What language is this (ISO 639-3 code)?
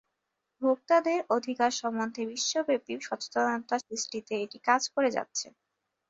ben